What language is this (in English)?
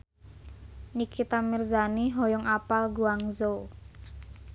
Sundanese